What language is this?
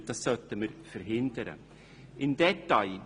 Swiss German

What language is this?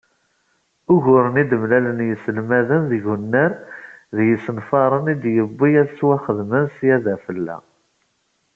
Kabyle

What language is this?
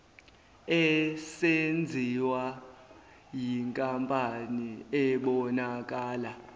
Zulu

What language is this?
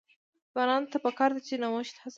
Pashto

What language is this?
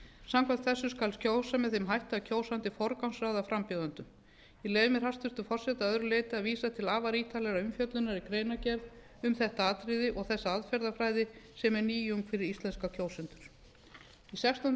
Icelandic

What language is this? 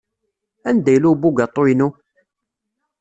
Kabyle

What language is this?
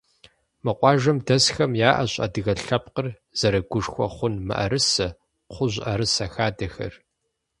Kabardian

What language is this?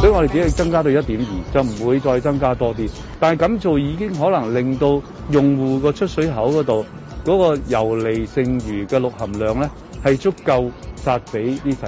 Chinese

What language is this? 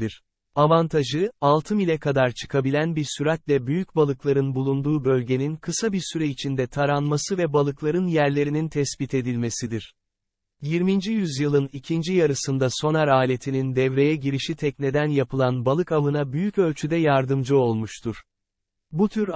Turkish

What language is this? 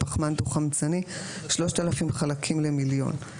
Hebrew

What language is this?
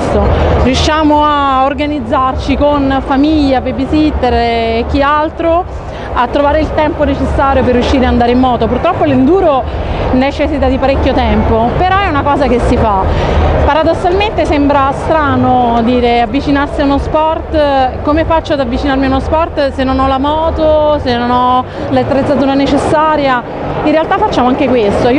Italian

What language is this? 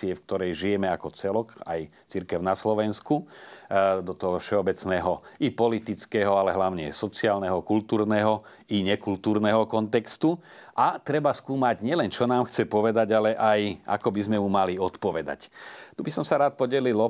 Slovak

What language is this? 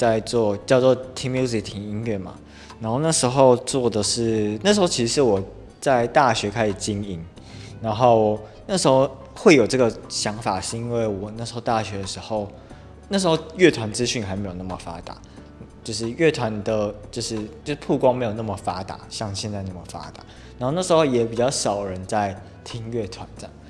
Chinese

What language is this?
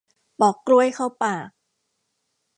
Thai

